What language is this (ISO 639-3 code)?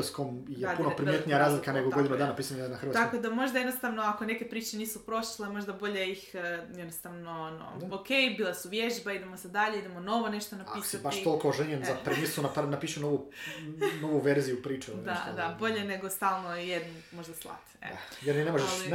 hrv